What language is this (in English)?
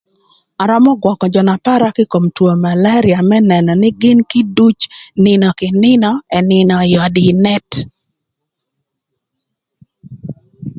Thur